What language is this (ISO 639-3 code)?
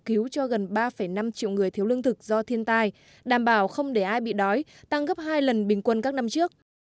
vie